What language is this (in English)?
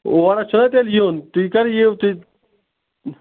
Kashmiri